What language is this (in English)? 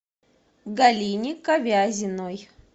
Russian